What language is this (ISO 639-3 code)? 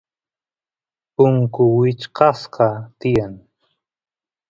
qus